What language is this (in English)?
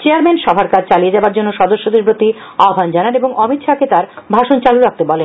Bangla